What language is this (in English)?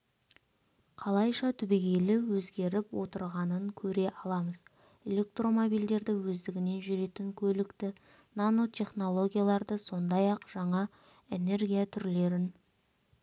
Kazakh